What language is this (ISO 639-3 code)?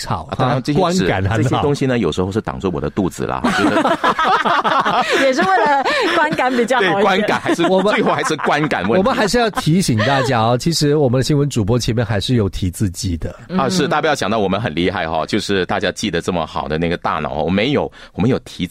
zho